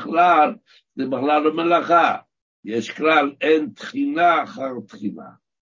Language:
Hebrew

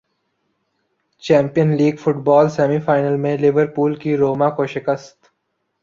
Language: Urdu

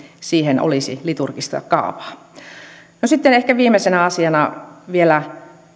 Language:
Finnish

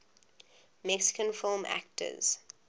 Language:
English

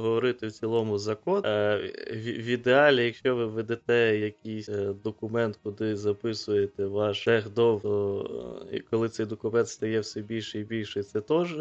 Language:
Ukrainian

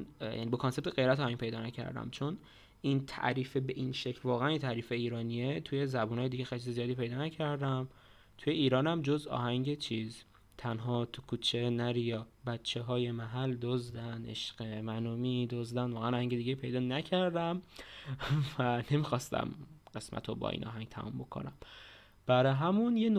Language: Persian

